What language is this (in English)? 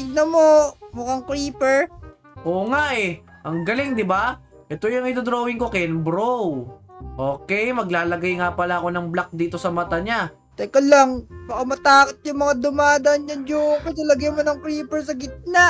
Filipino